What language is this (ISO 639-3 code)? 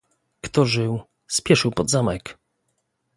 pol